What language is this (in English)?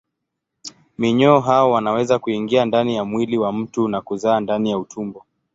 Swahili